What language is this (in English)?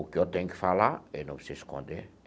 Portuguese